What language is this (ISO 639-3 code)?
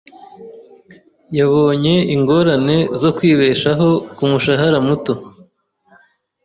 kin